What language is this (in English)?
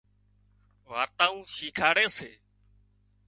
Wadiyara Koli